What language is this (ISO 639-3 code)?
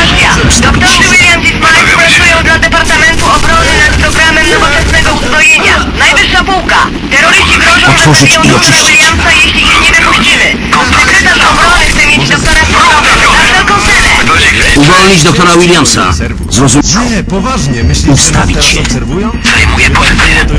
pol